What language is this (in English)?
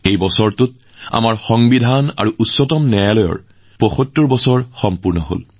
Assamese